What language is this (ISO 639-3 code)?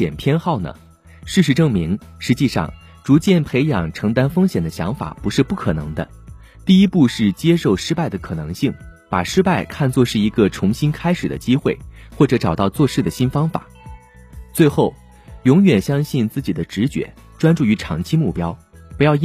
zho